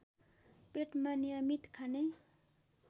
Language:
Nepali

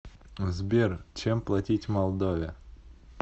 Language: Russian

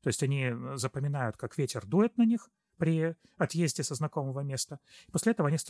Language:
Russian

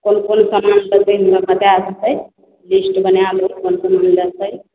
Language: Maithili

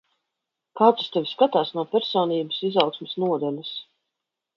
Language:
Latvian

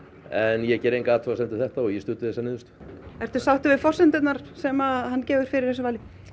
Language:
Icelandic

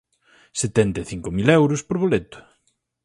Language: Galician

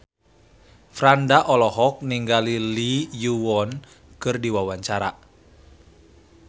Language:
Sundanese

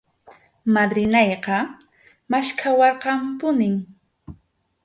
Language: Arequipa-La Unión Quechua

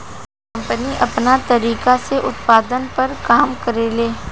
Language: Bhojpuri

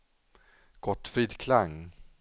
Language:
Swedish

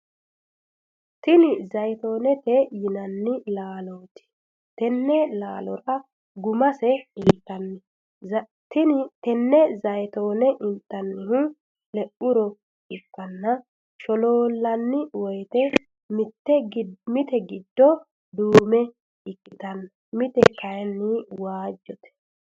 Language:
Sidamo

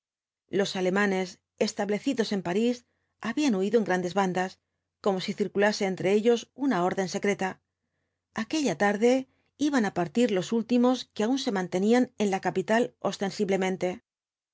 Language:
Spanish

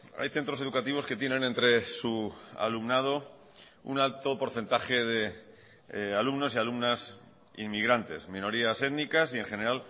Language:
Spanish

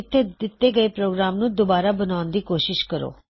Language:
Punjabi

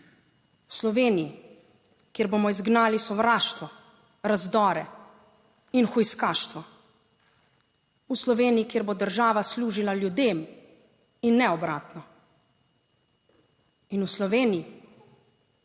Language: Slovenian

